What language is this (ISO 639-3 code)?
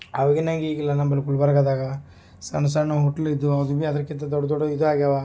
kan